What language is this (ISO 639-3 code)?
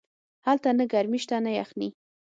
pus